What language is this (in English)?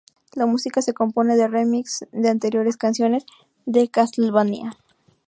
Spanish